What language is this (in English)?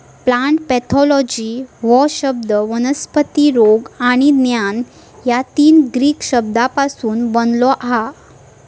Marathi